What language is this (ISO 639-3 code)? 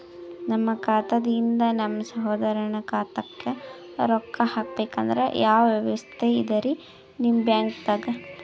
kan